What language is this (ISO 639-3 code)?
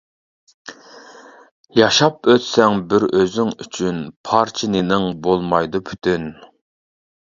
uig